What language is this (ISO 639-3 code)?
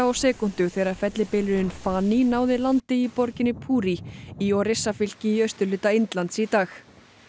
isl